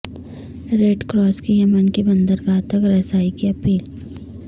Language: Urdu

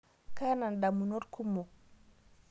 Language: Masai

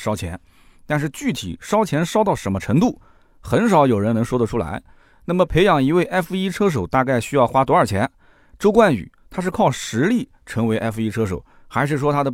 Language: Chinese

